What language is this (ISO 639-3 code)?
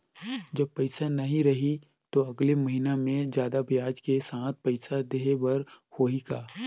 hne